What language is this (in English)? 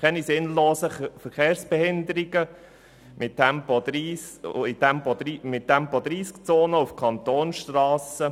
Swiss German